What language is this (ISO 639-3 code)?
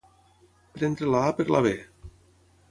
cat